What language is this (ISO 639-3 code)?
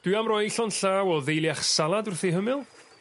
cym